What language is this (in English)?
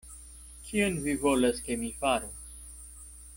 Esperanto